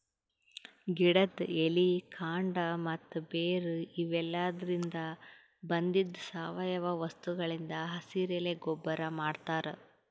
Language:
Kannada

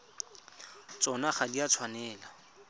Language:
Tswana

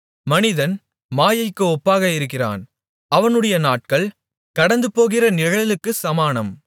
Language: Tamil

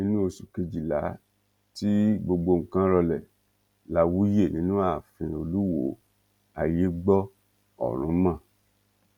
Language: Yoruba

